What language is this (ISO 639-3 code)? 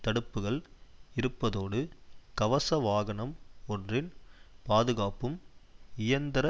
tam